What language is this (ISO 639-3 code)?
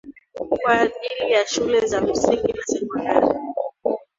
swa